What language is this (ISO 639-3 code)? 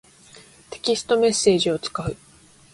jpn